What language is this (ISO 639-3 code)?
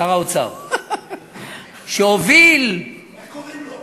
heb